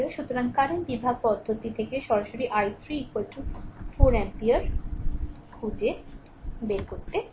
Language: Bangla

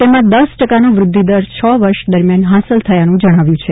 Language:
Gujarati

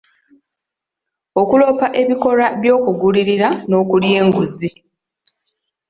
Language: Ganda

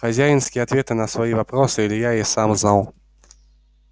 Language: Russian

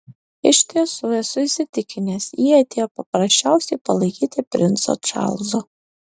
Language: Lithuanian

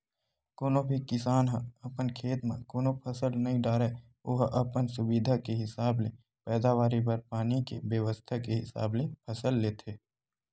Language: Chhattisgarhi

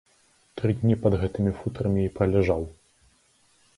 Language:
Belarusian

